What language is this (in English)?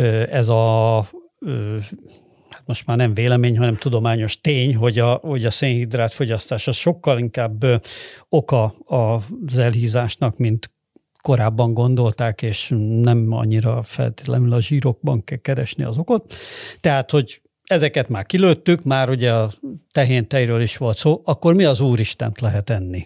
Hungarian